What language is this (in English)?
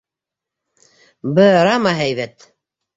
Bashkir